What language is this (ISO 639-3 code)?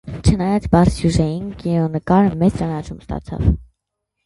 hye